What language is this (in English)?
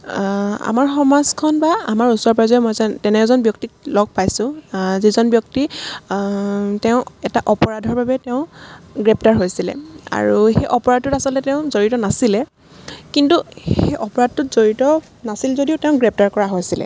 Assamese